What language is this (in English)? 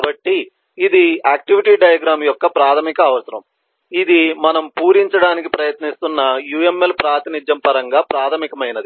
Telugu